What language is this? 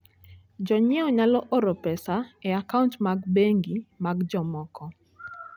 Luo (Kenya and Tanzania)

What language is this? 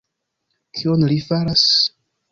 Esperanto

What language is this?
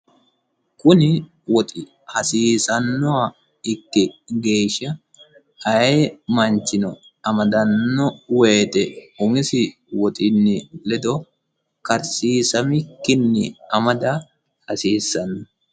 Sidamo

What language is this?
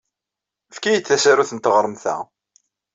Kabyle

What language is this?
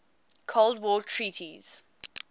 English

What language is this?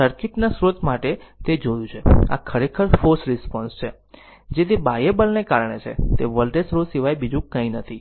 Gujarati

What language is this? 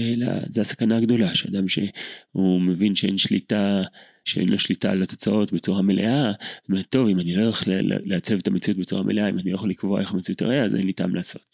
Hebrew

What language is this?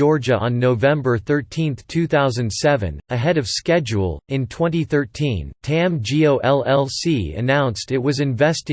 English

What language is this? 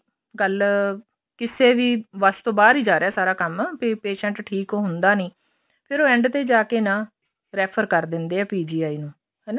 Punjabi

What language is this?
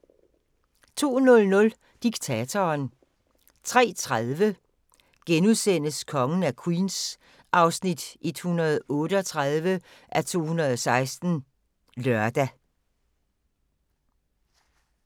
Danish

